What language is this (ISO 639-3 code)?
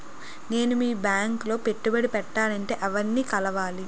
tel